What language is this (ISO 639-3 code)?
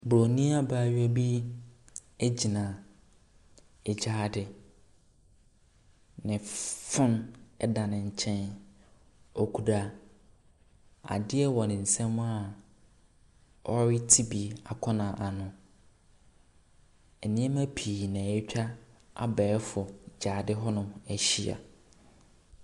aka